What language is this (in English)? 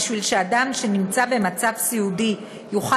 Hebrew